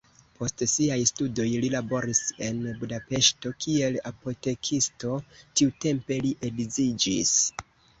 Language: Esperanto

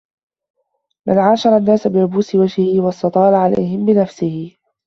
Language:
Arabic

